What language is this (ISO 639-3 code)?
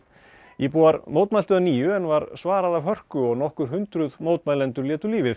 isl